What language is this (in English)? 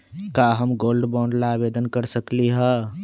Magahi